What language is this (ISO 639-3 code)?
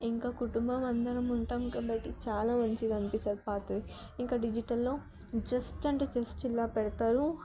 tel